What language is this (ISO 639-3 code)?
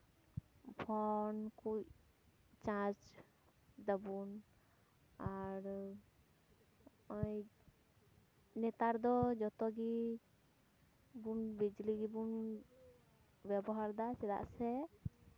sat